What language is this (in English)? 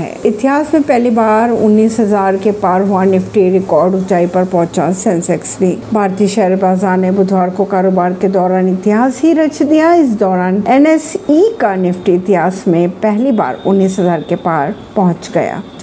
Hindi